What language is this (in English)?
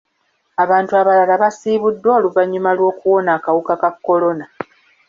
Ganda